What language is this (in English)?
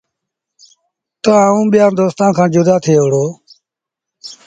Sindhi Bhil